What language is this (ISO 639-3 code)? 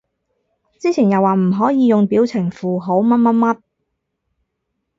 yue